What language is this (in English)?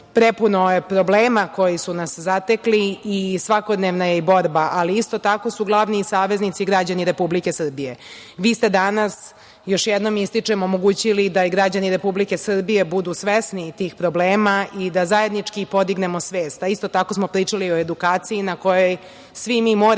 Serbian